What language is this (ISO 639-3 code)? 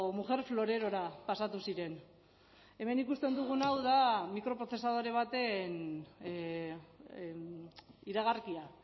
eus